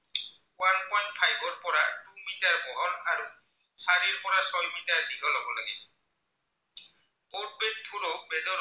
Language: Assamese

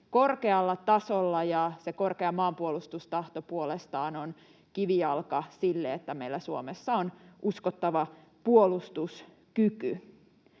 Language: Finnish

